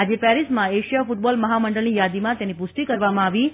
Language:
Gujarati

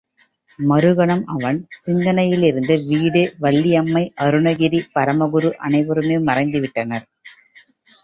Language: Tamil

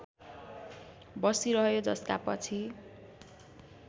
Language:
Nepali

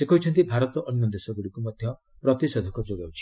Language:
Odia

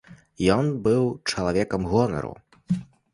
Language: Belarusian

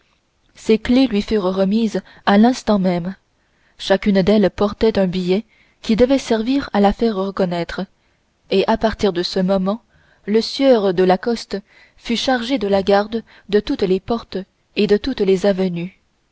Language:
French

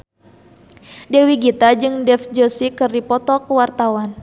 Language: Sundanese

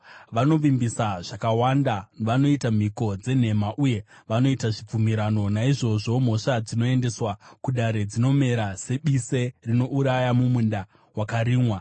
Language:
Shona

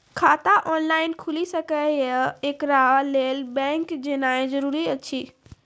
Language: Maithili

